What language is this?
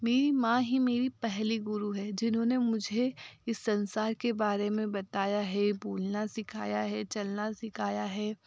Hindi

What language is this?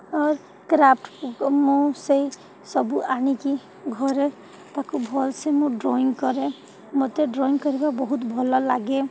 Odia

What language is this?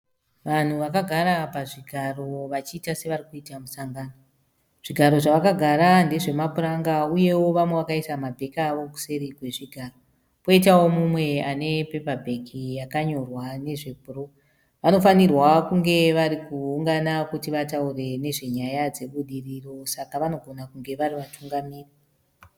Shona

